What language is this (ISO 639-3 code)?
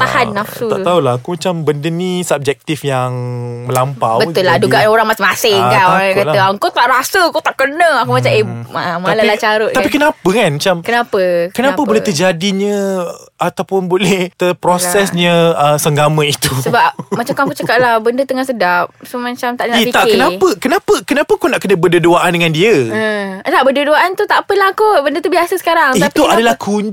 msa